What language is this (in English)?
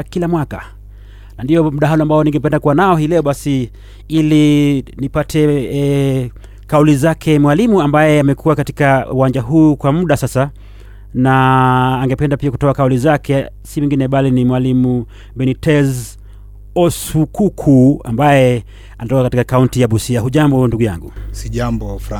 Swahili